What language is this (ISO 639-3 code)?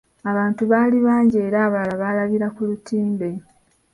lug